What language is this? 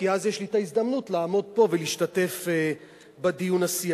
Hebrew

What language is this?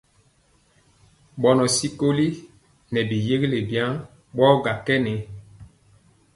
Mpiemo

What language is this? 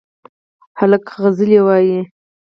Pashto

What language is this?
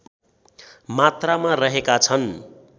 Nepali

